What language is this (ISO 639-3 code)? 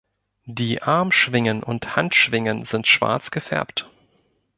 deu